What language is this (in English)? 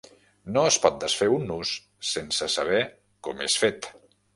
Catalan